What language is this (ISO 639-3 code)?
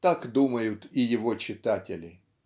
rus